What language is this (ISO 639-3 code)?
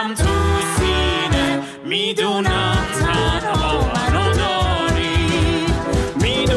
fas